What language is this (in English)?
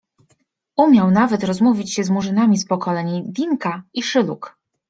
Polish